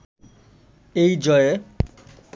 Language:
Bangla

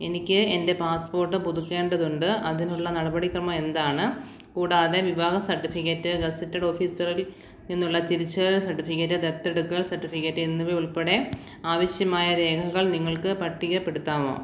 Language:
Malayalam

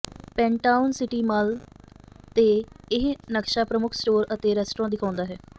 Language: Punjabi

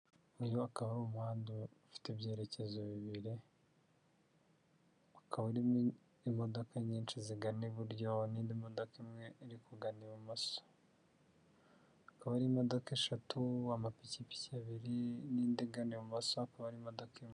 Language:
Kinyarwanda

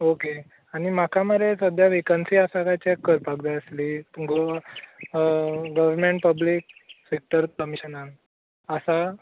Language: Konkani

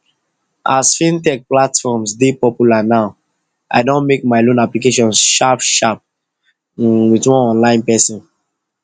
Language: Nigerian Pidgin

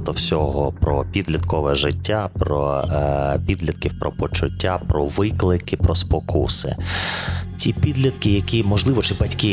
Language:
Ukrainian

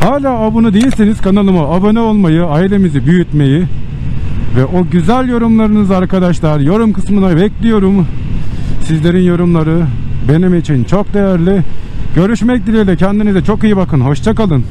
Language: Turkish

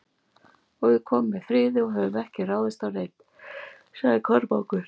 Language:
Icelandic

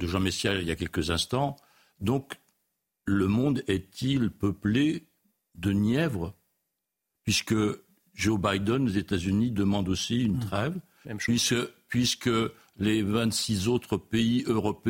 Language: French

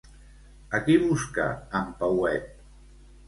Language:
Catalan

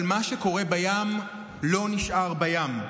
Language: Hebrew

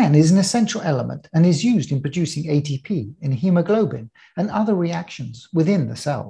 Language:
English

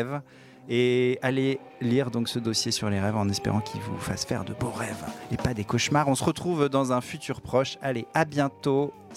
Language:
French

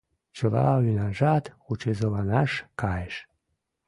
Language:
Mari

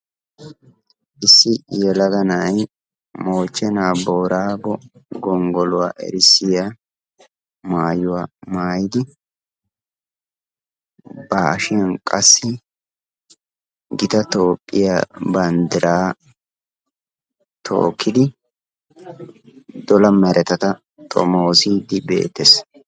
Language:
Wolaytta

